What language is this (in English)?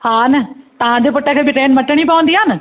Sindhi